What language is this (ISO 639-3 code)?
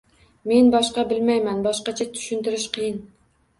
uzb